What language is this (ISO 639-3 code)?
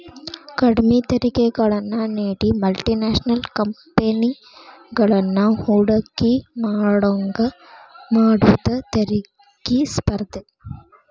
kan